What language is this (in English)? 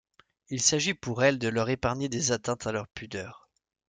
French